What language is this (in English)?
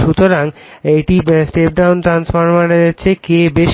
Bangla